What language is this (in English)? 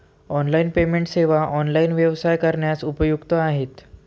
Marathi